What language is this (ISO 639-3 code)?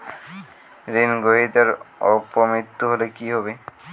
ben